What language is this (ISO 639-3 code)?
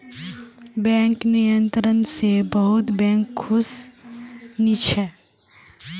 mag